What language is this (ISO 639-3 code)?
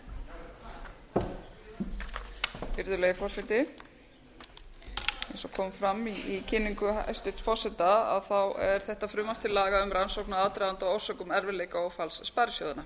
isl